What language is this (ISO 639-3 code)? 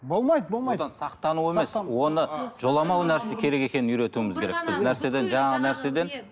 kaz